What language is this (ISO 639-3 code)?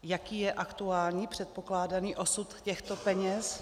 ces